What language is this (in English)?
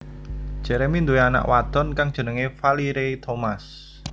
Javanese